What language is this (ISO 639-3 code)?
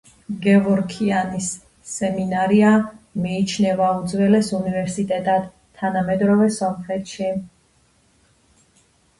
kat